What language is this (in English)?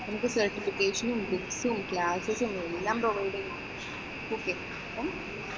Malayalam